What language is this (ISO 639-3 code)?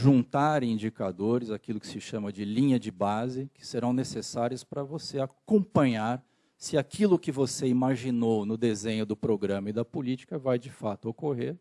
por